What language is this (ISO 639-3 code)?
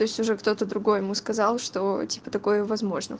rus